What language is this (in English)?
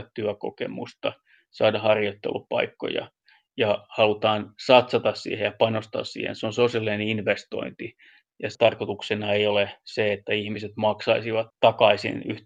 Finnish